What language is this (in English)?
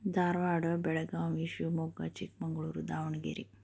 Kannada